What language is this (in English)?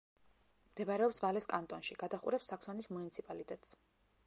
Georgian